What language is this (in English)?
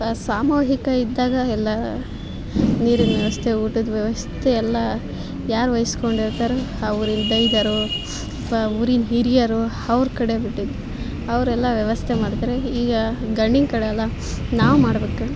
Kannada